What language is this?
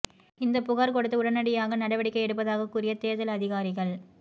Tamil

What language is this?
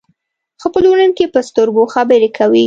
Pashto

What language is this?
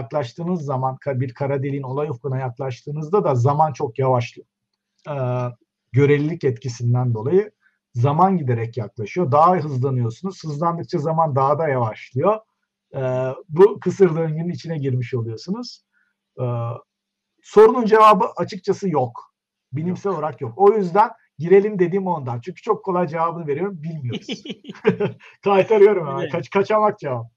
Turkish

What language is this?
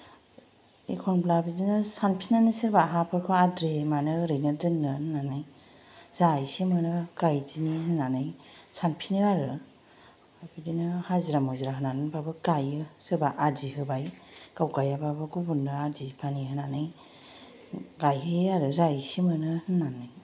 Bodo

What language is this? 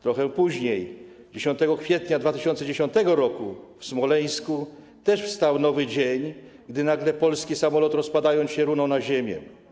Polish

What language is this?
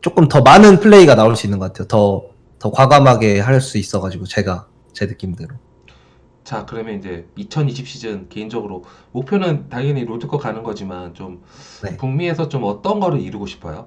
Korean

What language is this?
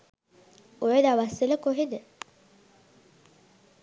Sinhala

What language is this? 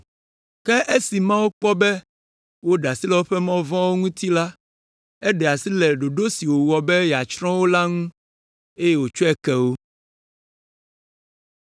Ewe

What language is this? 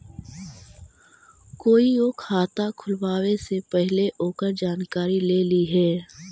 Magahi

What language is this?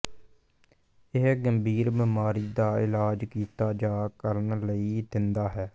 Punjabi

